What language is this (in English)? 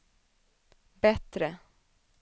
Swedish